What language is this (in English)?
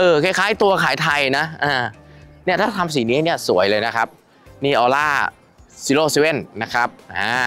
Thai